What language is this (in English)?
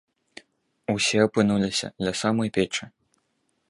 Belarusian